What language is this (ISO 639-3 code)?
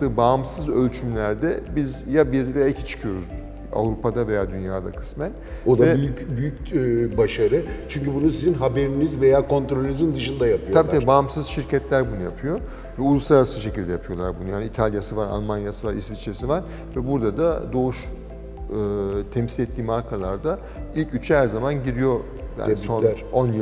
tur